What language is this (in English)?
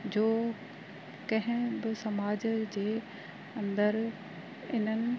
Sindhi